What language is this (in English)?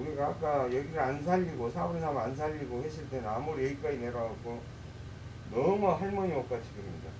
Korean